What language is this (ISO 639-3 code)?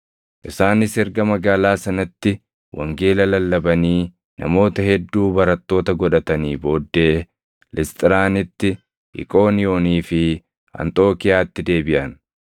orm